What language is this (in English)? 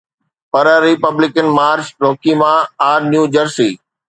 Sindhi